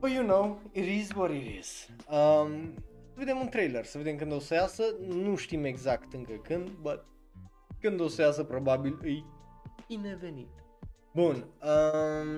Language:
Romanian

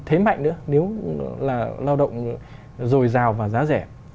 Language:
Vietnamese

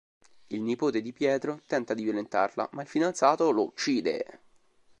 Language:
Italian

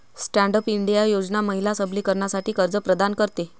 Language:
Marathi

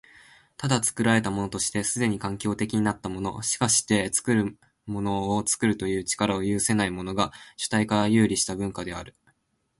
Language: Japanese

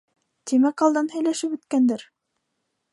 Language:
Bashkir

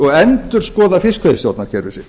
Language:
Icelandic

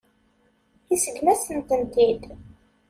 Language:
Kabyle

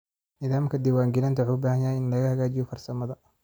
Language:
Somali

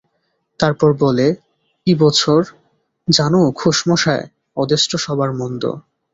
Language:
Bangla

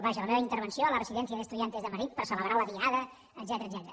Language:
Catalan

